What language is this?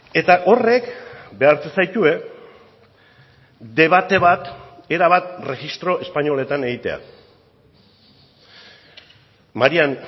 Basque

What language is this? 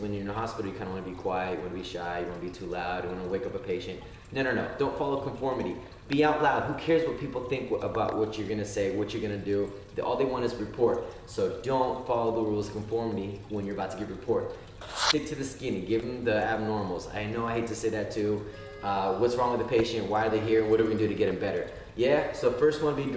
English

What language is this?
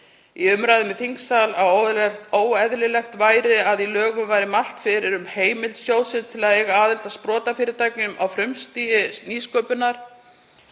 Icelandic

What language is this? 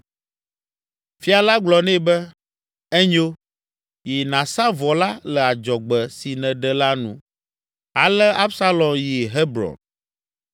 Ewe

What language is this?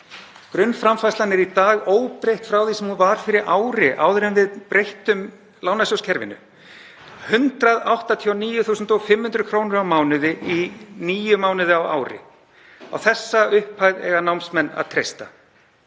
Icelandic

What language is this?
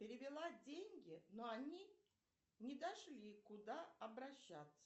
Russian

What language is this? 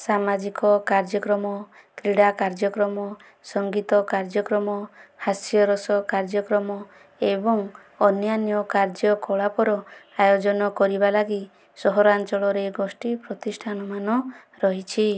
Odia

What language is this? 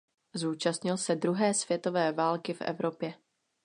Czech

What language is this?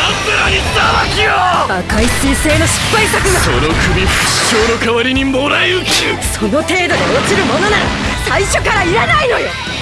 Japanese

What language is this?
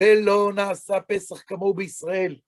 Hebrew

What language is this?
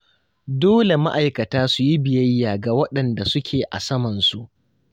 Hausa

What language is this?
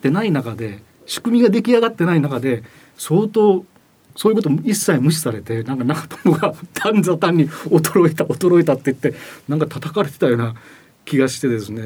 Japanese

